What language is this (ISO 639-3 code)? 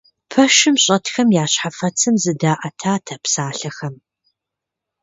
kbd